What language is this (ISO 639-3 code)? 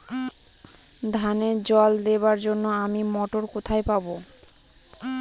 ben